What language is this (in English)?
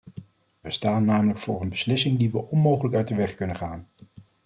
Dutch